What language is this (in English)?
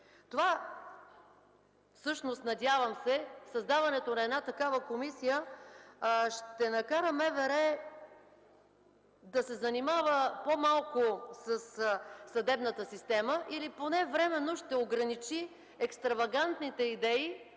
Bulgarian